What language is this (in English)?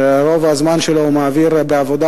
Hebrew